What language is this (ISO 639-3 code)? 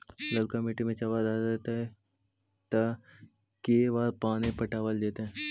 mag